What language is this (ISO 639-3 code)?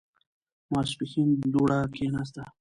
pus